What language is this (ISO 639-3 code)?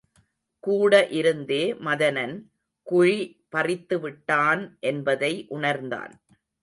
tam